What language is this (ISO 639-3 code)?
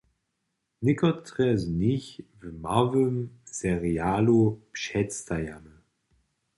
hsb